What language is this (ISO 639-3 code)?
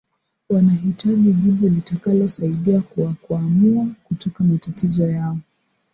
swa